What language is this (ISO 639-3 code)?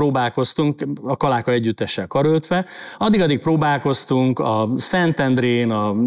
hun